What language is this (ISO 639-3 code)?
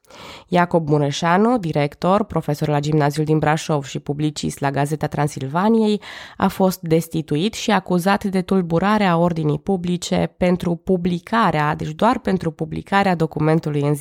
ron